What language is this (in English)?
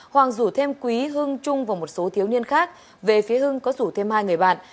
Vietnamese